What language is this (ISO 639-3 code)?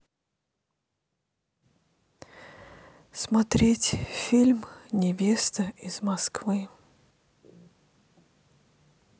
rus